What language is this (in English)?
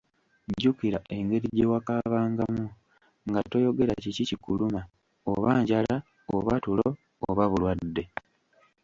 Ganda